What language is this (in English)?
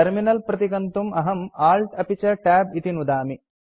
Sanskrit